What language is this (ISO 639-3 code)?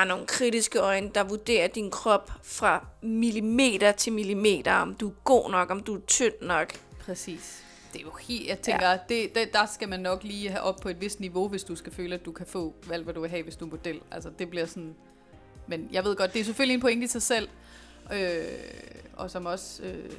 dan